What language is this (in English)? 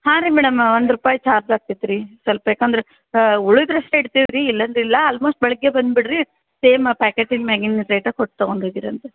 Kannada